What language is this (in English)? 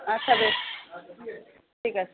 Bangla